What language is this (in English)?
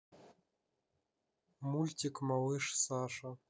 Russian